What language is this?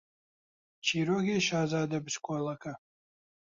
Central Kurdish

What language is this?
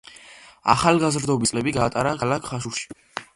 Georgian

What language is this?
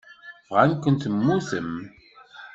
Kabyle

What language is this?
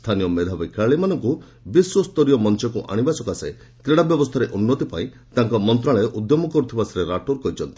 Odia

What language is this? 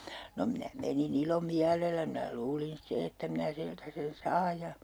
Finnish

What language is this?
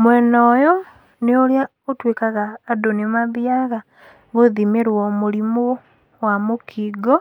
Kikuyu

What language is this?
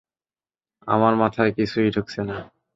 Bangla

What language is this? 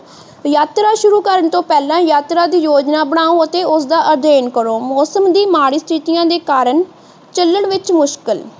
Punjabi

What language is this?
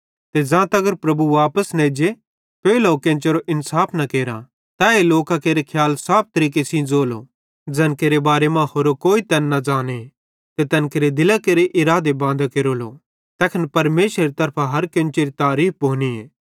Bhadrawahi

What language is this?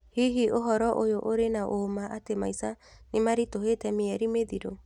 Kikuyu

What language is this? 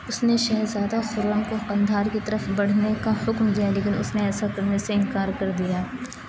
Urdu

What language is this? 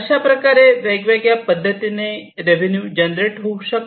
Marathi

